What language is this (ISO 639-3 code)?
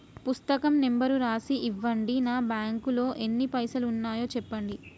tel